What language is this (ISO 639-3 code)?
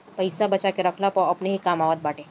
bho